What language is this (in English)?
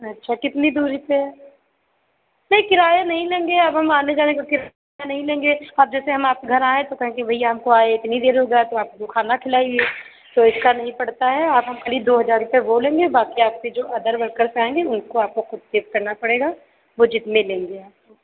Hindi